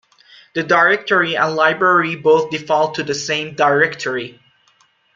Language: English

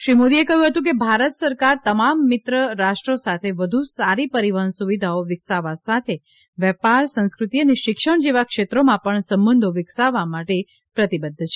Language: Gujarati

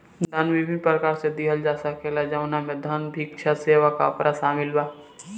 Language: Bhojpuri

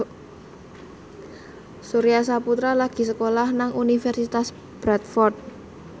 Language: Javanese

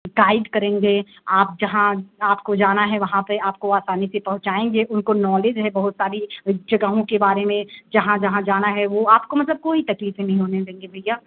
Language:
Hindi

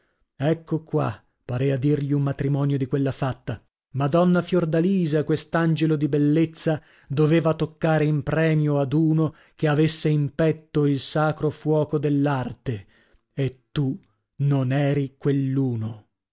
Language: Italian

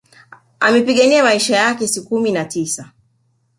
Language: Swahili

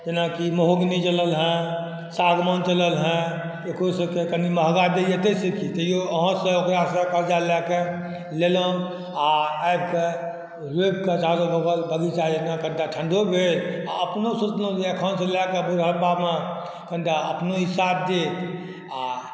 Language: Maithili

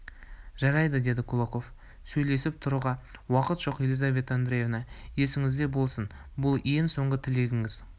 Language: Kazakh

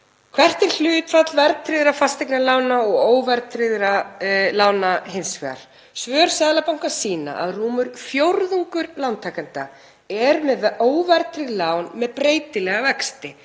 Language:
Icelandic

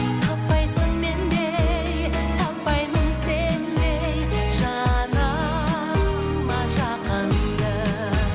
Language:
Kazakh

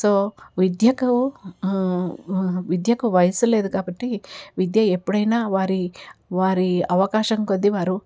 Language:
Telugu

